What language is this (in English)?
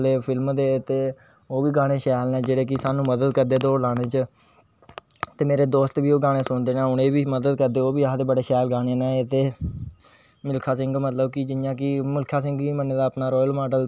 Dogri